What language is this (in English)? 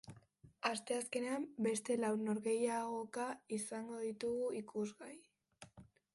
Basque